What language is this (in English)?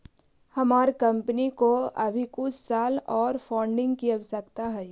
Magahi